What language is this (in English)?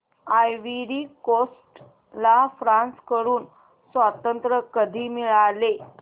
Marathi